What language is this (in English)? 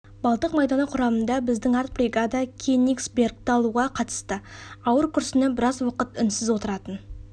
Kazakh